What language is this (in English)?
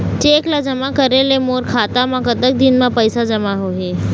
Chhattisgarhi